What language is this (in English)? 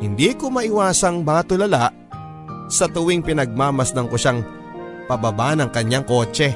Filipino